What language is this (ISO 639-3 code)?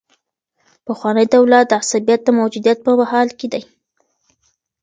pus